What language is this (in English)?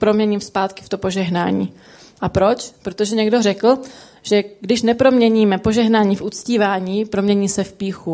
Czech